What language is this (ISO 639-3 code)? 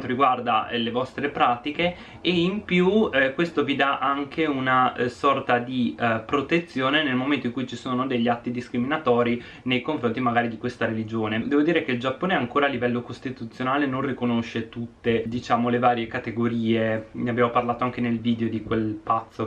ita